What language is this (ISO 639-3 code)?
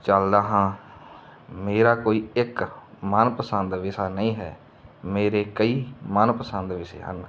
pan